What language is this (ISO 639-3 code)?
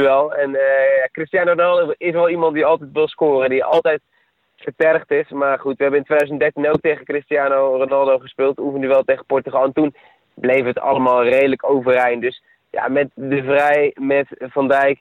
nld